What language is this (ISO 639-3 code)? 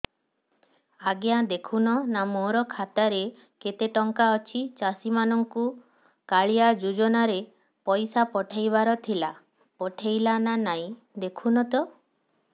ori